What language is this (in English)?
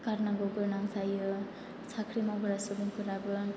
Bodo